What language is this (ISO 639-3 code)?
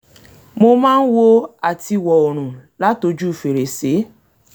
yor